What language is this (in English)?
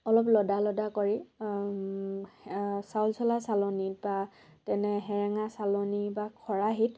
Assamese